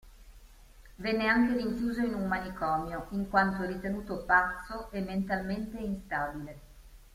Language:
Italian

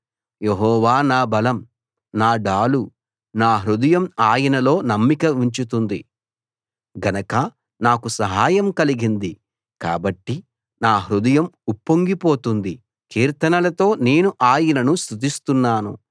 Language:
Telugu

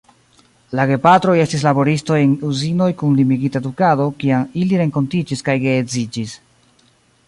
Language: Esperanto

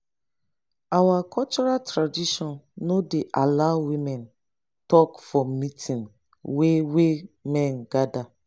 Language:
Nigerian Pidgin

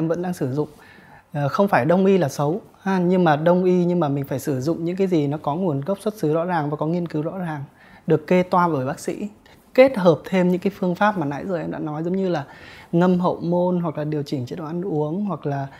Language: Vietnamese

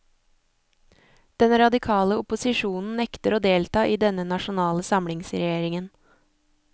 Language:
Norwegian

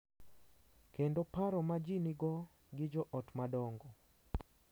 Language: Luo (Kenya and Tanzania)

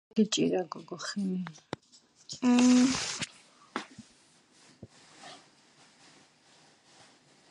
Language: Georgian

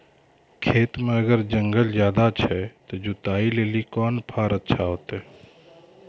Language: Maithili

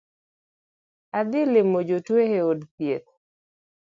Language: Luo (Kenya and Tanzania)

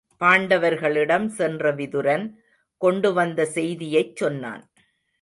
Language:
Tamil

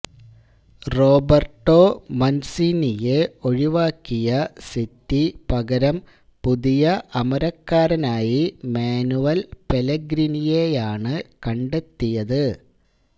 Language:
Malayalam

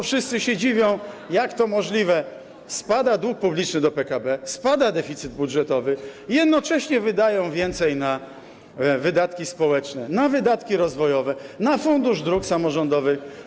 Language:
Polish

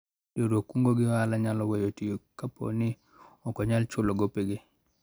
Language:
Luo (Kenya and Tanzania)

